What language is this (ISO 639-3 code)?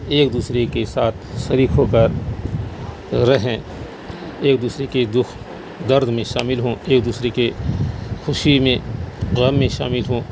urd